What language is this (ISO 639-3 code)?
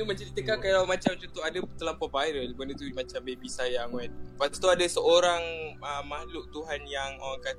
msa